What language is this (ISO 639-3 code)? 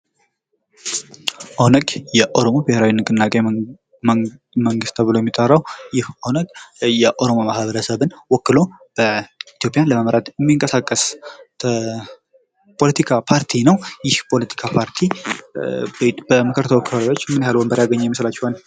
amh